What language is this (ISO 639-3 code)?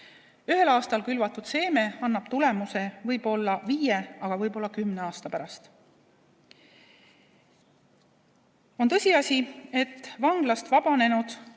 est